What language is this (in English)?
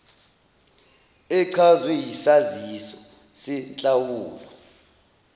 Zulu